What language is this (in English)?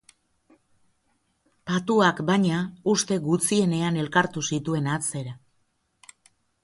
Basque